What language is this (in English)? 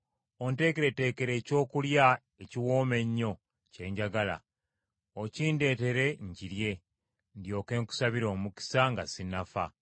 Ganda